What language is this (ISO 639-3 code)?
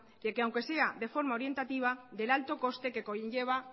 spa